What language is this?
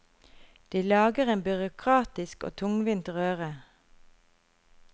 Norwegian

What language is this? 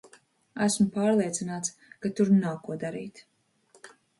Latvian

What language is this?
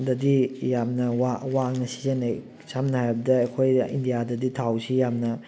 Manipuri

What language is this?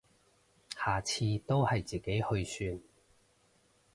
Cantonese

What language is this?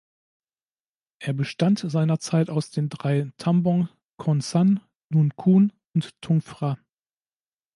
German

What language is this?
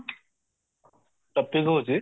Odia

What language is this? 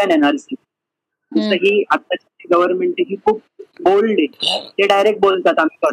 Marathi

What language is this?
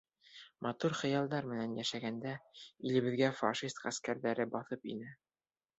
Bashkir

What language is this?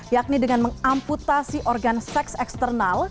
Indonesian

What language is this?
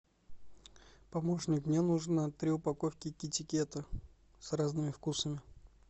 Russian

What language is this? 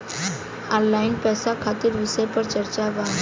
Bhojpuri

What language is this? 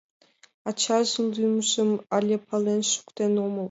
Mari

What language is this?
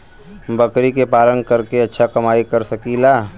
Bhojpuri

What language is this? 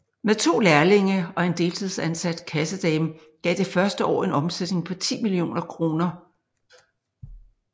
Danish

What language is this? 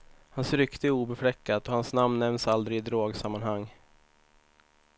Swedish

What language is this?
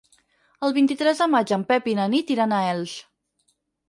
Catalan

